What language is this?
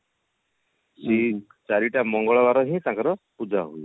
Odia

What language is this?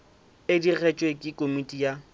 Northern Sotho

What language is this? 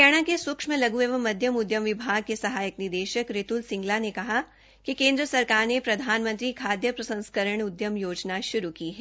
Hindi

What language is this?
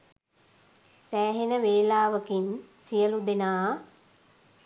Sinhala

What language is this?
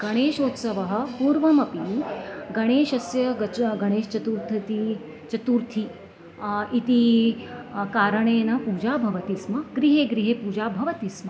Sanskrit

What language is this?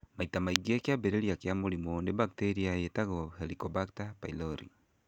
Kikuyu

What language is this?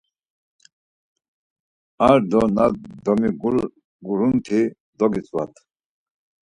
Laz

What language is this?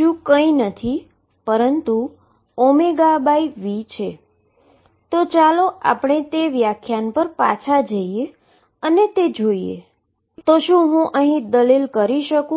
Gujarati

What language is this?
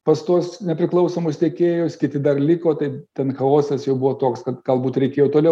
Lithuanian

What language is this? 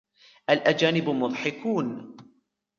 Arabic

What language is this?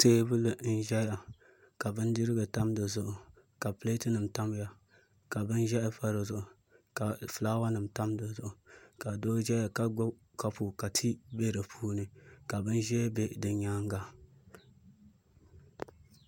Dagbani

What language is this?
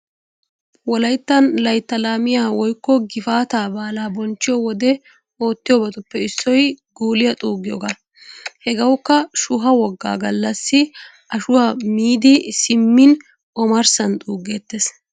Wolaytta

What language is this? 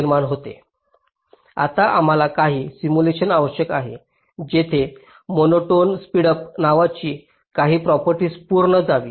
Marathi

